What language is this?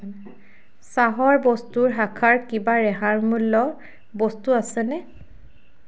Assamese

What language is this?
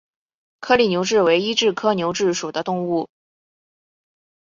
Chinese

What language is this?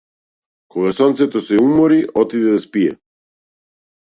Macedonian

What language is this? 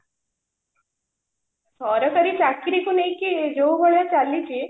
Odia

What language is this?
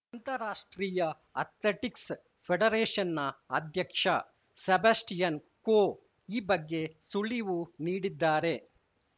Kannada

